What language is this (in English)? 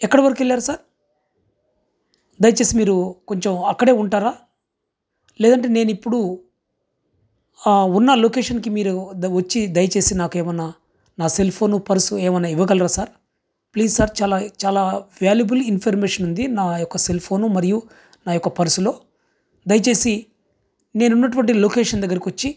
Telugu